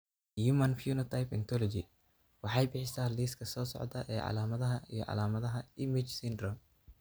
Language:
Somali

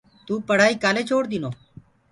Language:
Gurgula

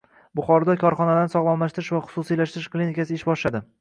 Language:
Uzbek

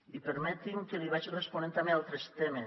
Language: Catalan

